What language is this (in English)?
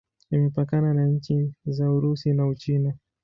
Swahili